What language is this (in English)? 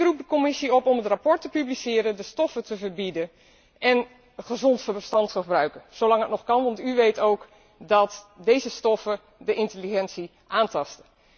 Dutch